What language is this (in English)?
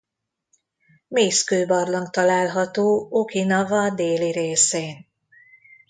Hungarian